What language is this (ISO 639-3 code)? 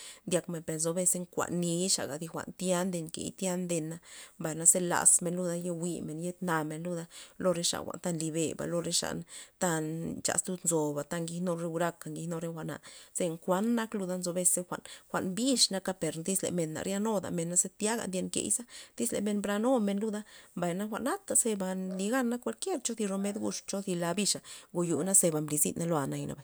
ztp